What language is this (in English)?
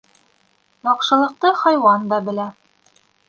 Bashkir